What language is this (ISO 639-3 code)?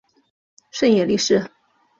zho